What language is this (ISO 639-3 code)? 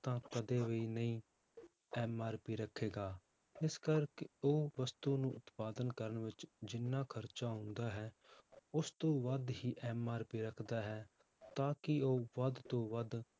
pan